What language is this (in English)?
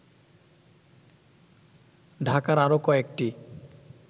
Bangla